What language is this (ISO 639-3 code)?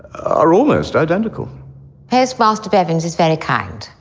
eng